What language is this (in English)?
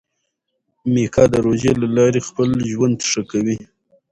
Pashto